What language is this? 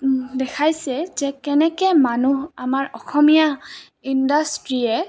Assamese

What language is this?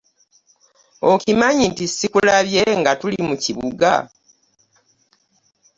Ganda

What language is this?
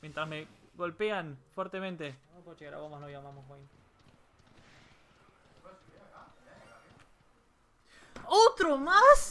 Spanish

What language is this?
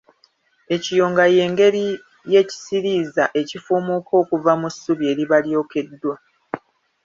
Ganda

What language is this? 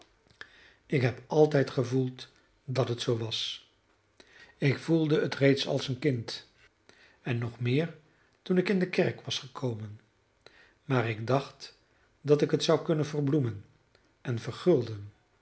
Dutch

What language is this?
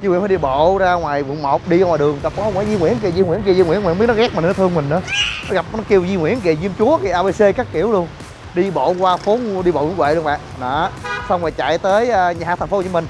Vietnamese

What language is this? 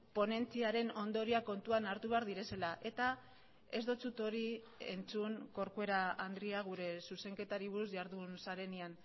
Basque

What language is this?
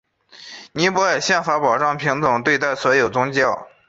Chinese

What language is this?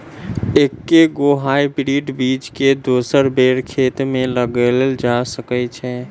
Maithili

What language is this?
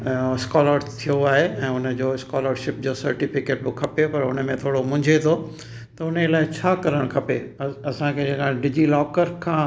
Sindhi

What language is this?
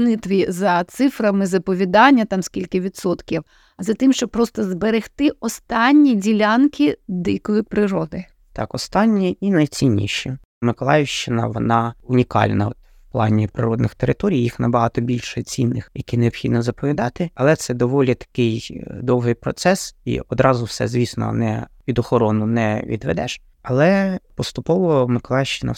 Ukrainian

